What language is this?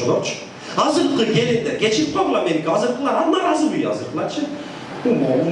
Turkish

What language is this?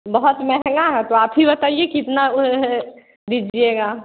Hindi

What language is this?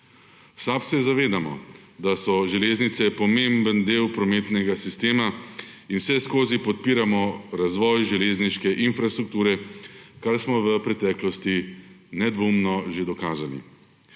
Slovenian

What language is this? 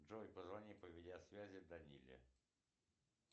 Russian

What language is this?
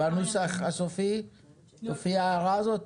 Hebrew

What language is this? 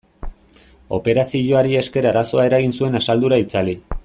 Basque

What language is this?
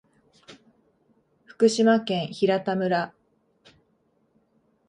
Japanese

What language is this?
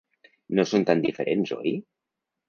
Catalan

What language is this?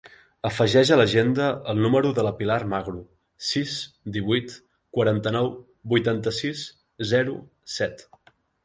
Catalan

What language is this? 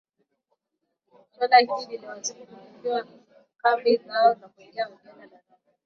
Swahili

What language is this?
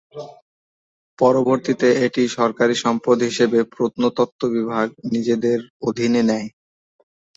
Bangla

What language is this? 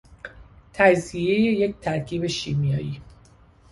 Persian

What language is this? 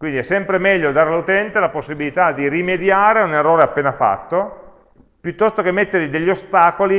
Italian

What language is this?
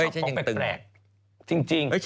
Thai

